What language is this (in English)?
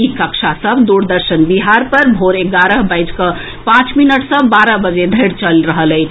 Maithili